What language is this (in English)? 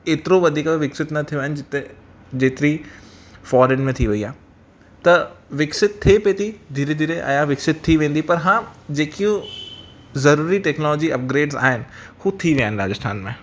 Sindhi